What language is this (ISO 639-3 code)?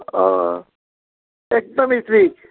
nep